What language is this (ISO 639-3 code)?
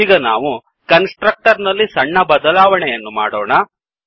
kan